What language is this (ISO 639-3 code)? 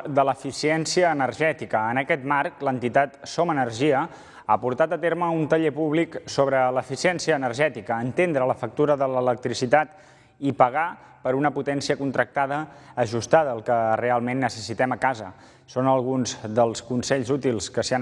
cat